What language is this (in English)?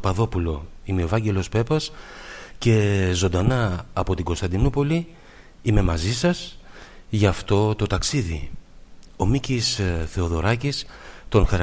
Greek